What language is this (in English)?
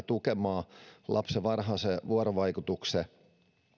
Finnish